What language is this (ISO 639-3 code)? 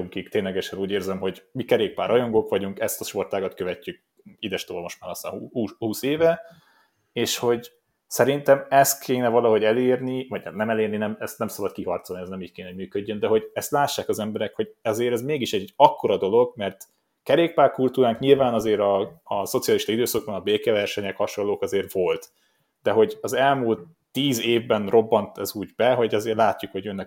hun